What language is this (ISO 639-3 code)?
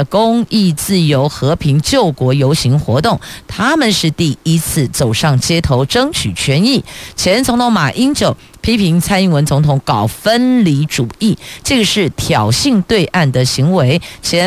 zho